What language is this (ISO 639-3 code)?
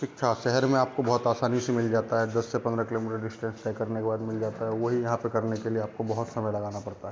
hin